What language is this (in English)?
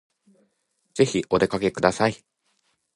Japanese